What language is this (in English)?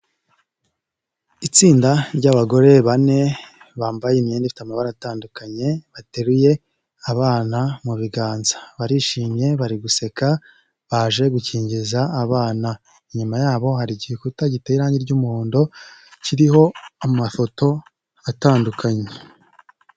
Kinyarwanda